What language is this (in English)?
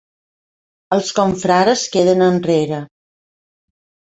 Catalan